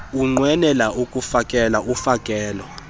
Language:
Xhosa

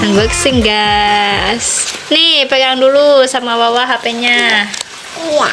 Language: Indonesian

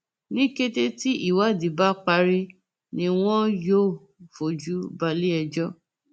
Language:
Yoruba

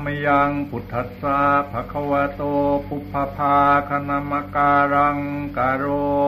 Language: Thai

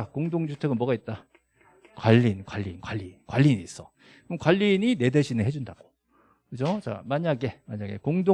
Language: Korean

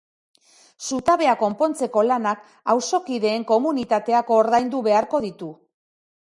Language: Basque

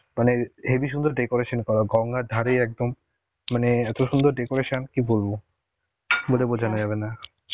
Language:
Bangla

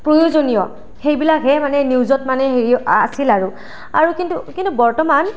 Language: Assamese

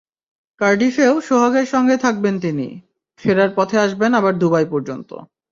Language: Bangla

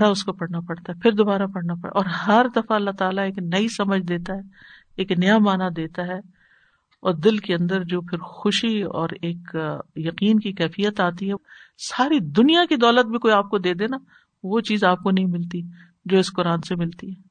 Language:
Urdu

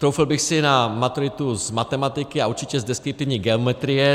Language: Czech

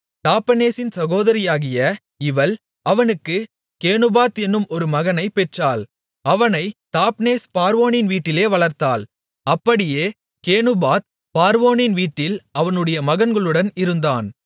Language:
Tamil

